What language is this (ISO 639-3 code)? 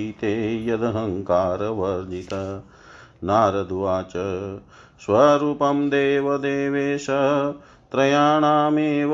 hin